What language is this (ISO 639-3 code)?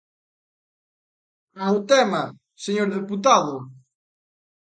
glg